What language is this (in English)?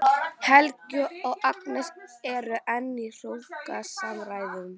Icelandic